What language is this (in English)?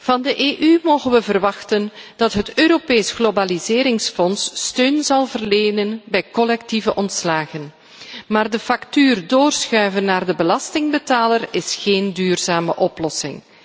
Dutch